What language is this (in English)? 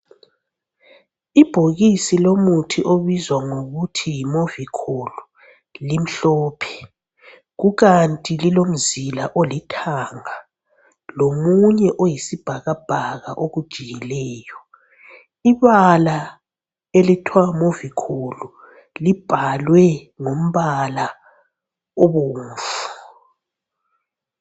North Ndebele